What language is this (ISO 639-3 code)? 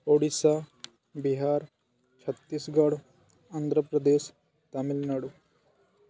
ori